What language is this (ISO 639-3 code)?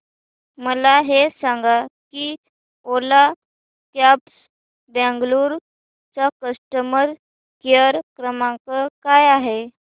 mar